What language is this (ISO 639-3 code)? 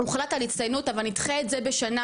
heb